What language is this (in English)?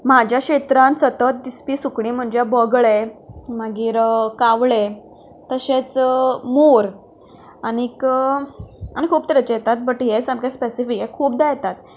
Konkani